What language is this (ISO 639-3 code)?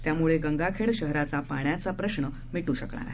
mar